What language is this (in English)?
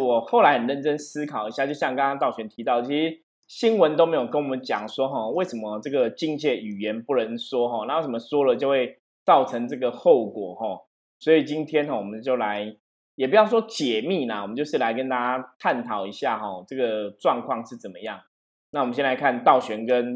Chinese